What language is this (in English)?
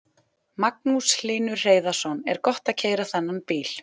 Icelandic